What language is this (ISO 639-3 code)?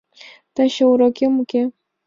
chm